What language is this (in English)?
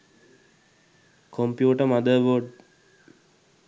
Sinhala